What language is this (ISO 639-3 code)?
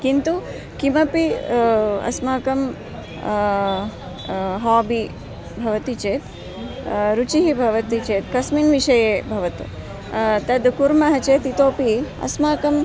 san